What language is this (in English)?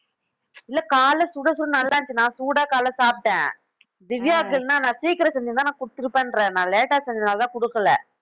Tamil